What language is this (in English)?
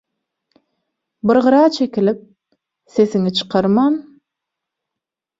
Turkmen